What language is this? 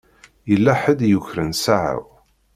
Kabyle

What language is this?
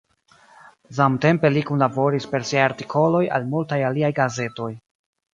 Esperanto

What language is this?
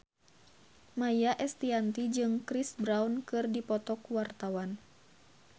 Sundanese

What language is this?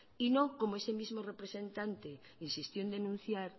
Spanish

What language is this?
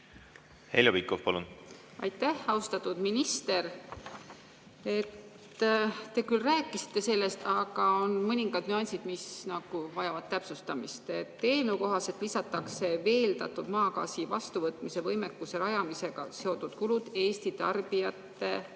Estonian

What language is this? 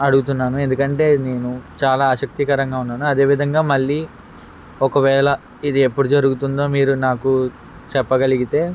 Telugu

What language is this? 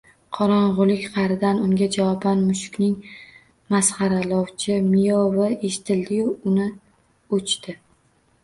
Uzbek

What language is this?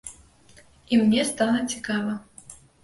Belarusian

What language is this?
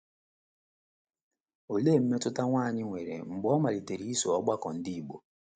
Igbo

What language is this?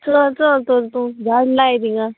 Konkani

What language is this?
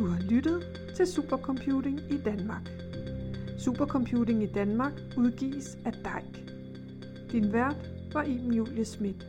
Danish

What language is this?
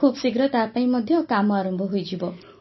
Odia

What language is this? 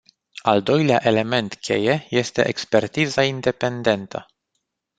Romanian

